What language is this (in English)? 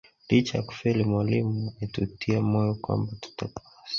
Swahili